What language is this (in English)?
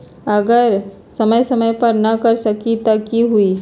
Magahi